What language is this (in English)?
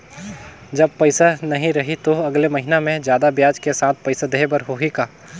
Chhattisgarhi